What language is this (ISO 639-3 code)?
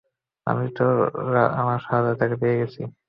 ben